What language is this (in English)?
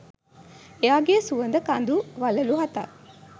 Sinhala